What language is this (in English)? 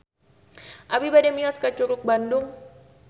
Sundanese